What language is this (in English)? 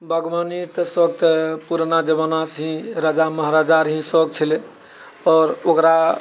Maithili